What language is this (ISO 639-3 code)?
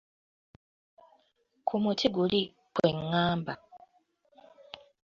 lug